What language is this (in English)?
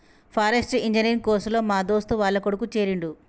Telugu